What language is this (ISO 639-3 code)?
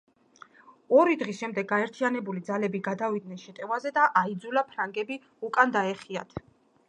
kat